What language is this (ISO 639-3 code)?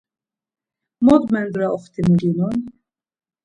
lzz